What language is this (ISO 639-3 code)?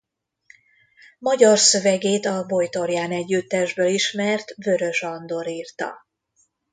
hun